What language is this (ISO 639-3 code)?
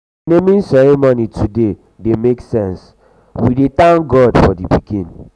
pcm